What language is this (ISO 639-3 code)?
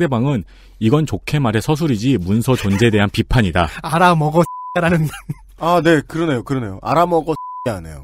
kor